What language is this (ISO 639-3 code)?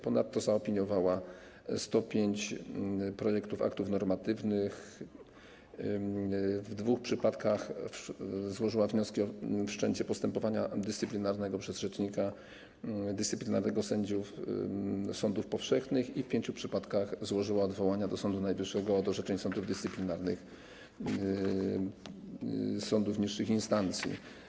pol